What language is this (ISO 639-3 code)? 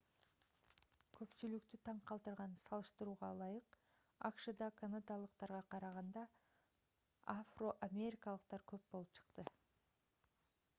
kir